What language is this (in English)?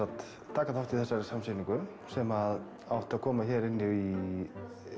Icelandic